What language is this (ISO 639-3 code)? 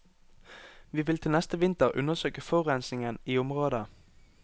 nor